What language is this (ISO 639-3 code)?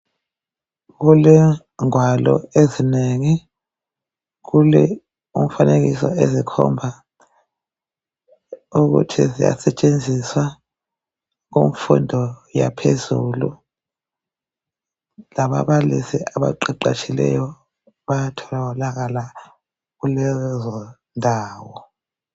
nde